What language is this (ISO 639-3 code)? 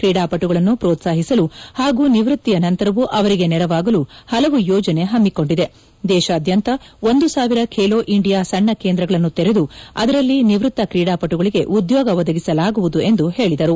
kan